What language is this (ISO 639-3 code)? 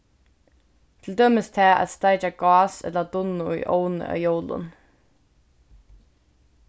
fao